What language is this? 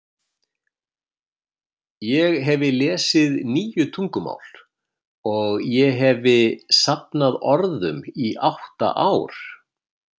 Icelandic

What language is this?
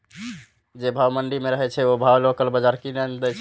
Maithili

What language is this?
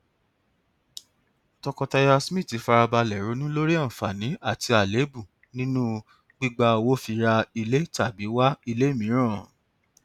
Yoruba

